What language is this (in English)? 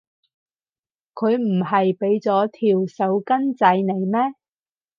Cantonese